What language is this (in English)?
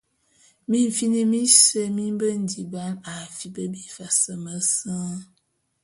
Bulu